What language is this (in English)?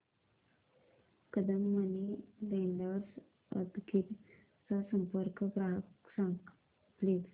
Marathi